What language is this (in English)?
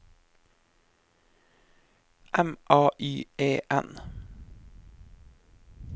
Norwegian